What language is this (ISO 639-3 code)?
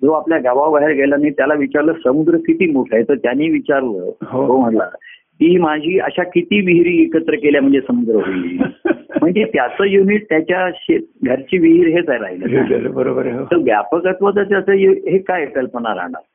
mar